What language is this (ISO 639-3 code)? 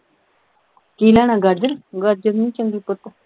pan